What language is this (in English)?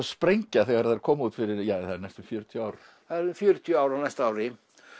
Icelandic